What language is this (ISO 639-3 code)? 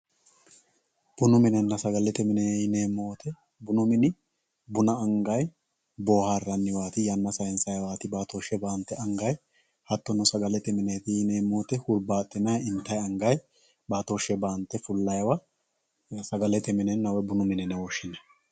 sid